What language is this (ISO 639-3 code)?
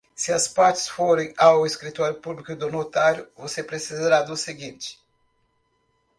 por